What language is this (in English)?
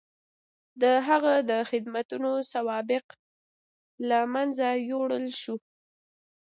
Pashto